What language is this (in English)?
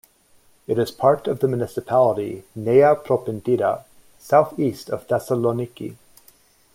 English